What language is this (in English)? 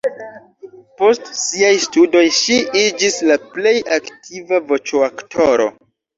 Esperanto